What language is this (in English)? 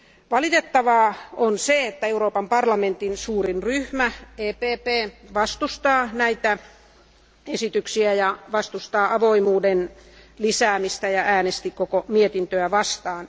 Finnish